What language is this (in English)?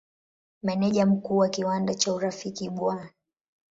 Swahili